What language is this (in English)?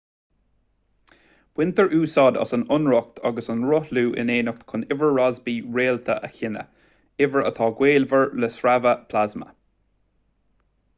Irish